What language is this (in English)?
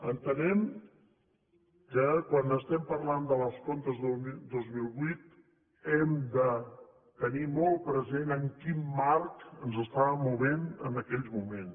Catalan